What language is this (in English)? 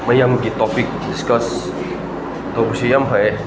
Manipuri